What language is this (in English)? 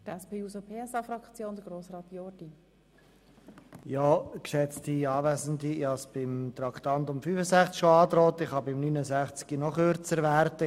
Swiss German